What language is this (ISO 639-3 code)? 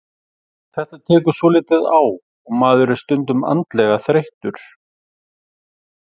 isl